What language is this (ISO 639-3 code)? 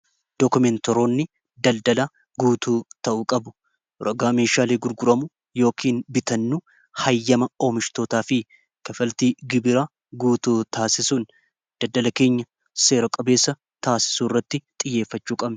orm